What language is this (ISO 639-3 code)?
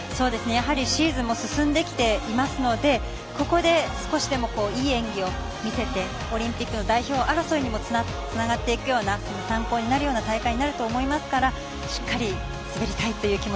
jpn